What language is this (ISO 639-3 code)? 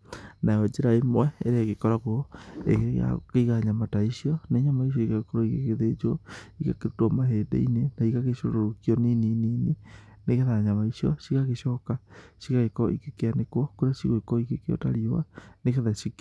kik